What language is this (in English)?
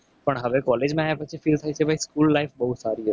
Gujarati